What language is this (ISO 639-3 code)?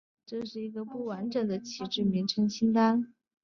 zho